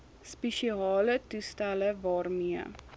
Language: Afrikaans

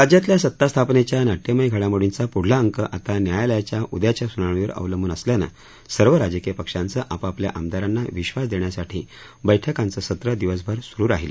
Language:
Marathi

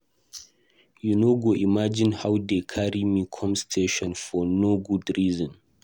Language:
Nigerian Pidgin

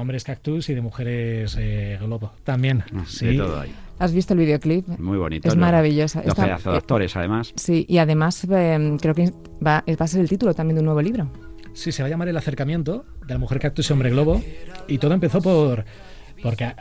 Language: Spanish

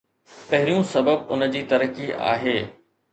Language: Sindhi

